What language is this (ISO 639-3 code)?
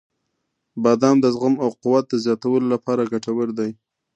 pus